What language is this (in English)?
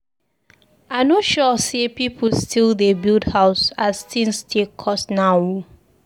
Nigerian Pidgin